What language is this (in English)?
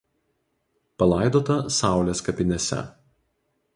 Lithuanian